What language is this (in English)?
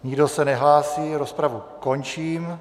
Czech